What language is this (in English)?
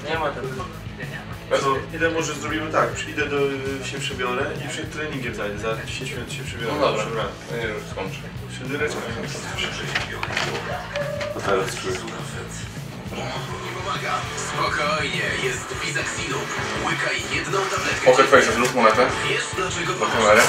Polish